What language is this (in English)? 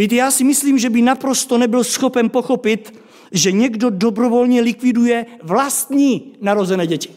Czech